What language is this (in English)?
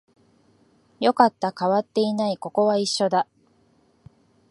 Japanese